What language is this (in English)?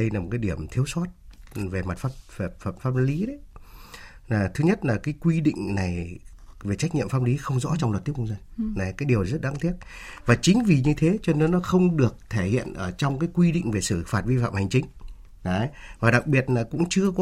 Vietnamese